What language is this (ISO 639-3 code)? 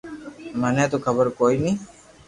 lrk